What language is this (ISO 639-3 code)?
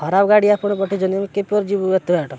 ori